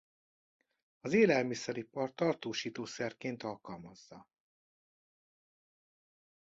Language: Hungarian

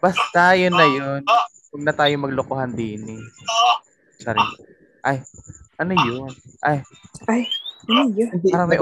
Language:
Filipino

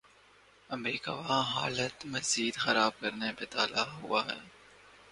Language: Urdu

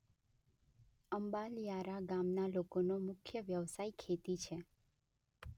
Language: Gujarati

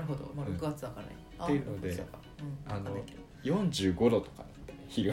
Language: Japanese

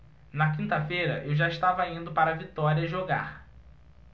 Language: Portuguese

